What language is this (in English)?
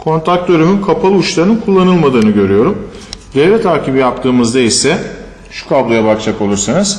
Turkish